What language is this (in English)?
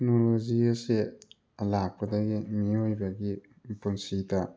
Manipuri